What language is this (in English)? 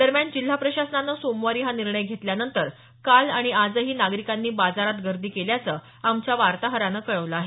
Marathi